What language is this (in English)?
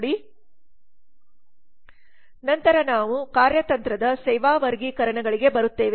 Kannada